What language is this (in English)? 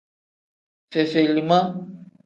Tem